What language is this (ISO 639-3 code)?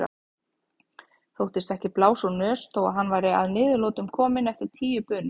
isl